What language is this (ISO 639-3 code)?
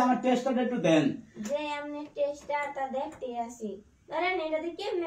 ron